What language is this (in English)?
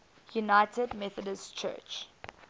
English